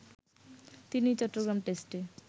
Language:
Bangla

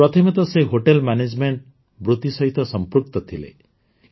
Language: Odia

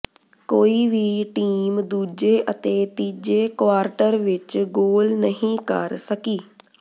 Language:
Punjabi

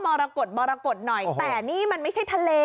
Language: Thai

